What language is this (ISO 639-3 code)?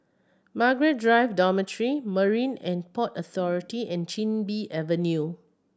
eng